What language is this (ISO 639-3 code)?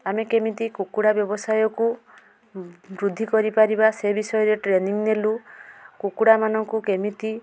ori